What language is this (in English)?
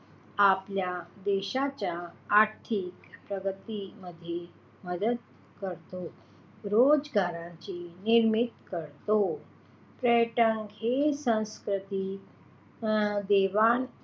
Marathi